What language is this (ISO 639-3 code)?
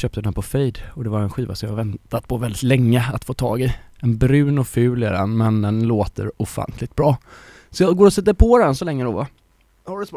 swe